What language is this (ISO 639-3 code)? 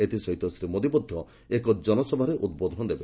ori